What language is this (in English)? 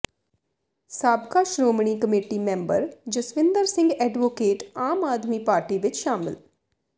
Punjabi